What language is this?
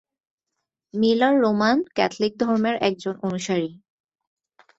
Bangla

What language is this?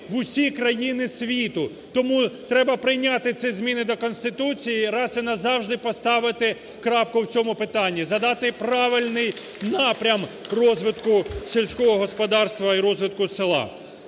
Ukrainian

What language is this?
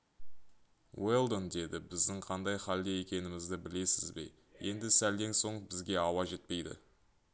Kazakh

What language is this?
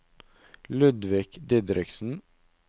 Norwegian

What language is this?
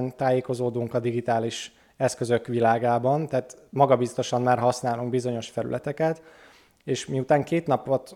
Hungarian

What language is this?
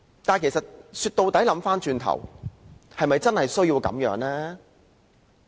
Cantonese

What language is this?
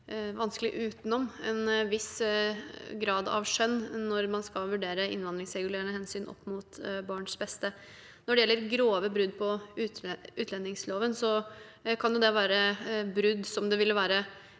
Norwegian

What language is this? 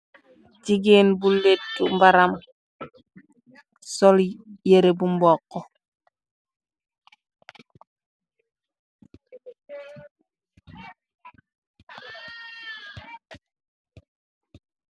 Wolof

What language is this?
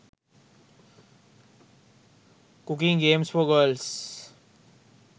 Sinhala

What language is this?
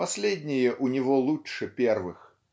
Russian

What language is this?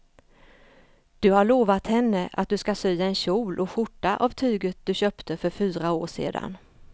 Swedish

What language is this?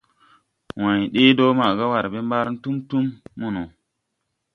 Tupuri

